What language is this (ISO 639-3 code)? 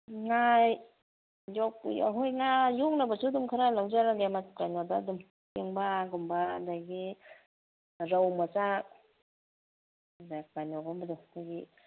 mni